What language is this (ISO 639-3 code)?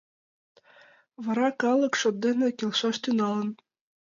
chm